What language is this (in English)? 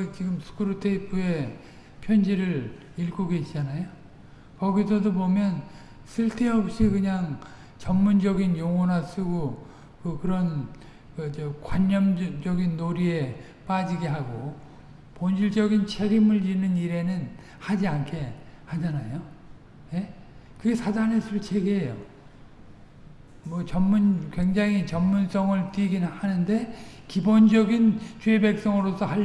Korean